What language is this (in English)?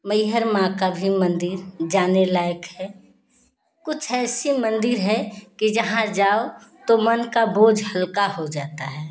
Hindi